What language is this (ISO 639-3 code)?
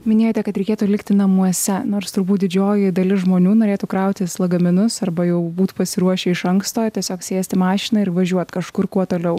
lit